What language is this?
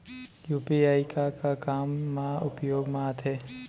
Chhattisgarhi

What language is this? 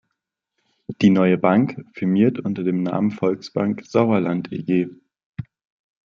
German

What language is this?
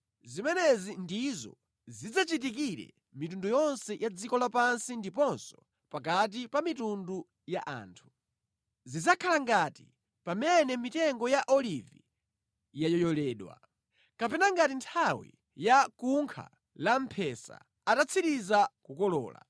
Nyanja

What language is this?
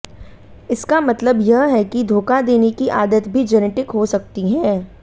Hindi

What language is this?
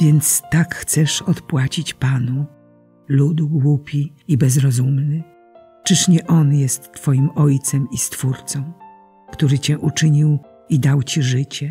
Polish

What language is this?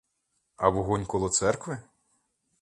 Ukrainian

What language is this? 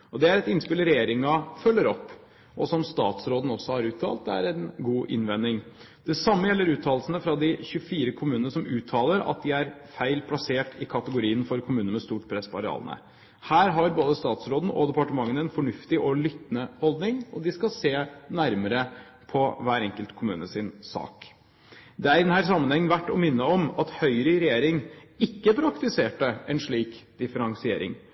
Norwegian Bokmål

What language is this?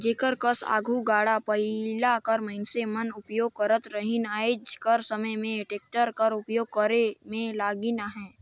Chhattisgarhi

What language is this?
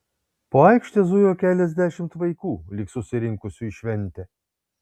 Lithuanian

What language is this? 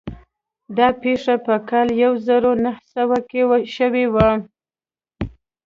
Pashto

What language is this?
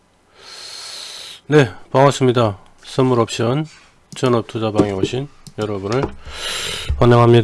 Korean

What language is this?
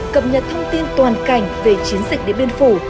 Vietnamese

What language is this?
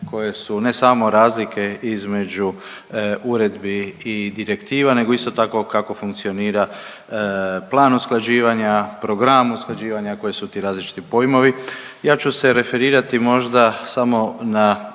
Croatian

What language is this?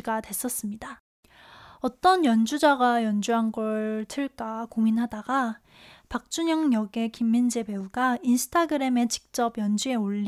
Korean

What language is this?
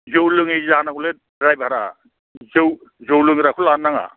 Bodo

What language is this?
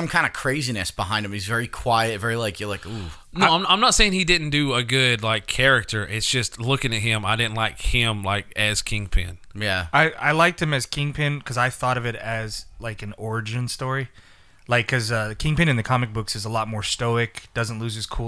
English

